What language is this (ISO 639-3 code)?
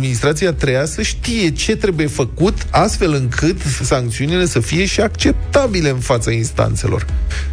ron